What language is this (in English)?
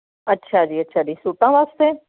Punjabi